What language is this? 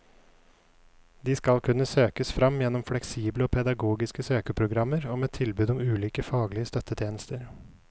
Norwegian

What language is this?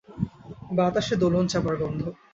Bangla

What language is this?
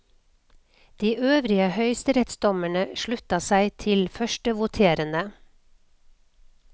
Norwegian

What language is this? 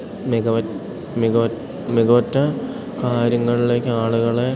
Malayalam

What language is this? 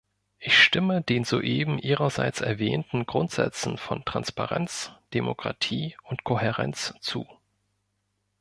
German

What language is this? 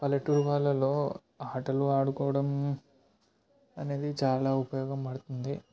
Telugu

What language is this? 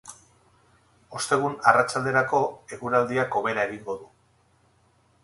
Basque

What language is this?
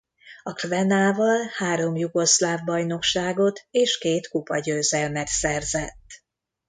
Hungarian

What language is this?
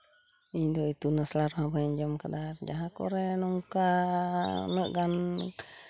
Santali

